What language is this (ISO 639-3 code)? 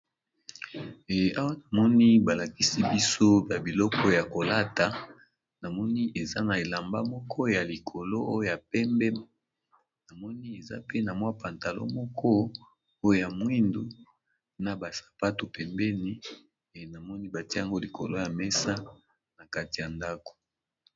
lin